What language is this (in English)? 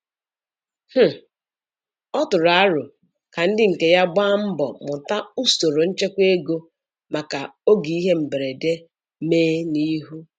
Igbo